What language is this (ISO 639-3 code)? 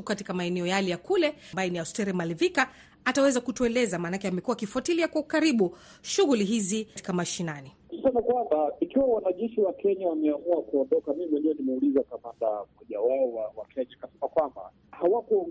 swa